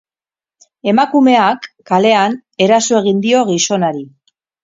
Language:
Basque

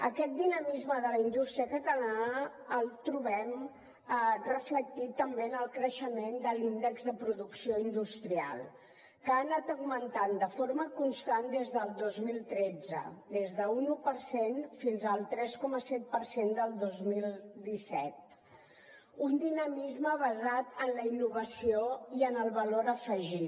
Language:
Catalan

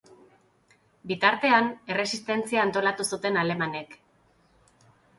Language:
Basque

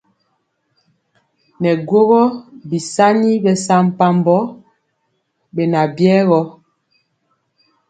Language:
Mpiemo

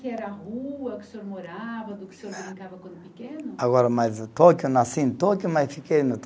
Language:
Portuguese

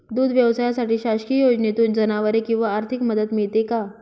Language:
Marathi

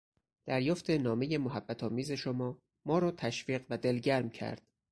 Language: Persian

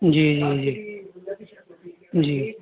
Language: Urdu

